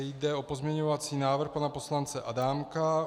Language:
Czech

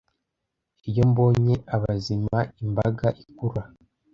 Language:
Kinyarwanda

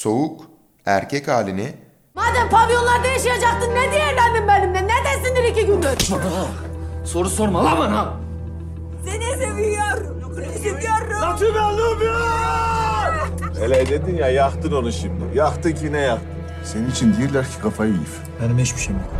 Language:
Turkish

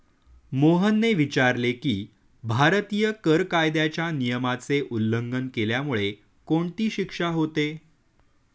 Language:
Marathi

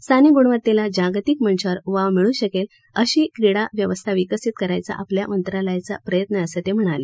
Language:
Marathi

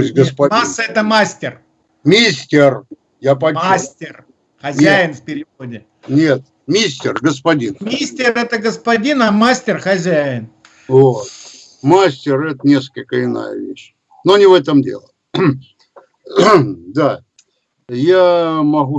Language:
Russian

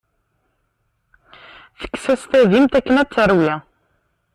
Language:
Kabyle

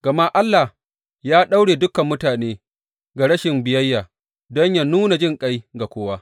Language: Hausa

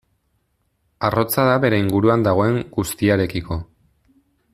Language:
Basque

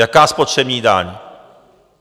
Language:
Czech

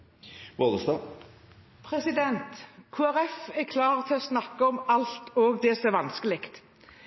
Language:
Norwegian Bokmål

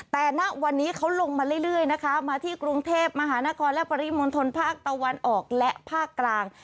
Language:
Thai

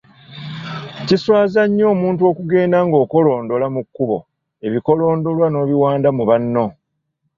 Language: Ganda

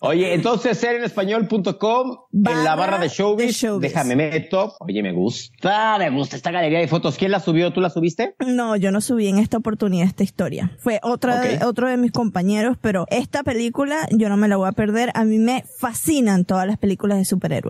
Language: Spanish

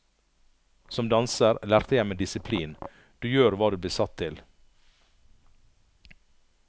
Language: Norwegian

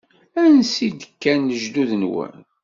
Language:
Kabyle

